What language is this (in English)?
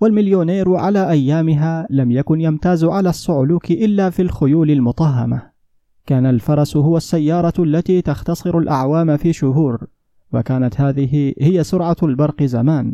Arabic